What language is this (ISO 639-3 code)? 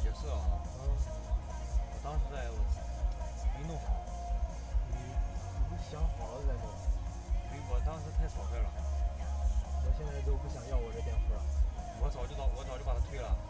zho